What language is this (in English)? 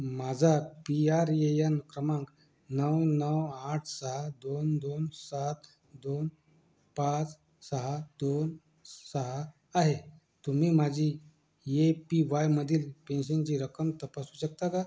Marathi